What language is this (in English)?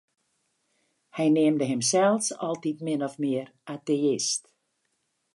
Western Frisian